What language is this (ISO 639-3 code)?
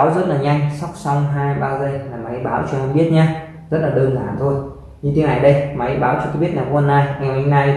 vie